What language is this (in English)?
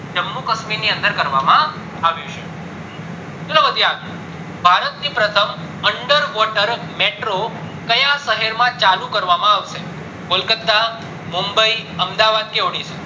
Gujarati